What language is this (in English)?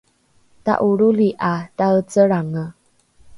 Rukai